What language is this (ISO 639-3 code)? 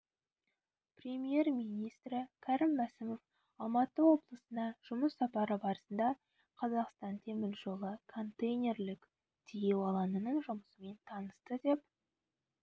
kaz